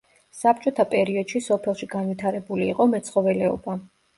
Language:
Georgian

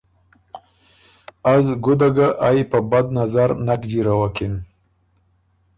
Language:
Ormuri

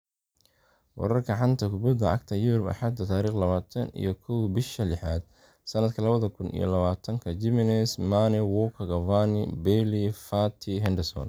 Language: Somali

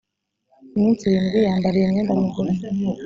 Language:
Kinyarwanda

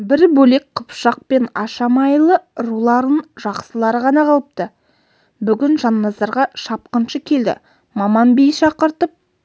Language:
Kazakh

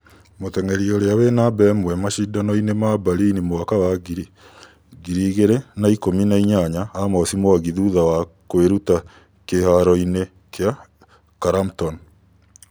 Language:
Kikuyu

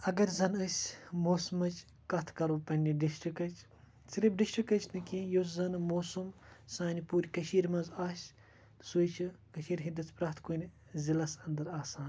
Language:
Kashmiri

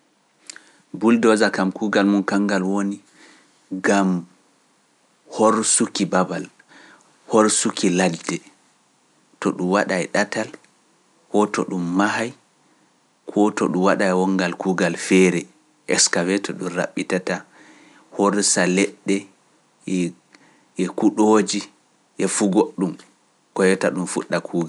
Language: Pular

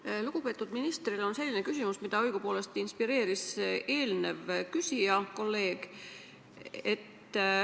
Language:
Estonian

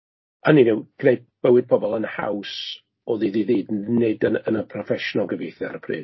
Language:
Welsh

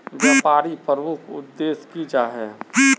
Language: Magahi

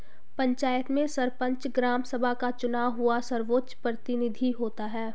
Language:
Hindi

